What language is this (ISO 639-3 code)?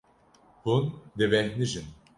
kur